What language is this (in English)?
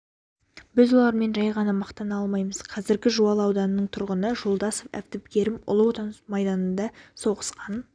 Kazakh